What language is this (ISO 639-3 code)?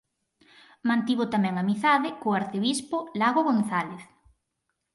glg